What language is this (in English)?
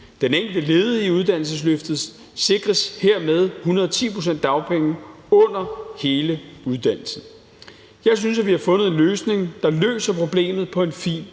Danish